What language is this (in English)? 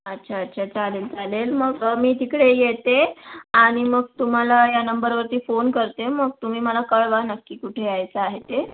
Marathi